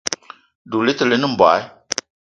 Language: Eton (Cameroon)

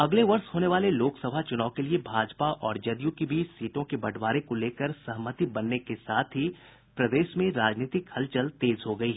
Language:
Hindi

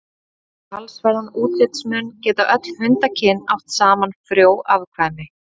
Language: Icelandic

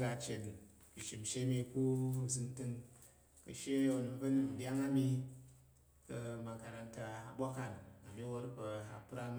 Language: Tarok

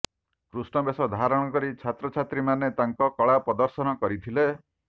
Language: Odia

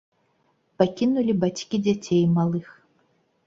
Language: Belarusian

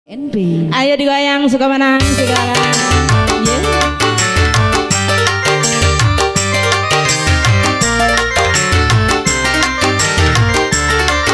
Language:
Indonesian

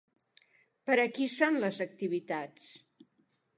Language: Catalan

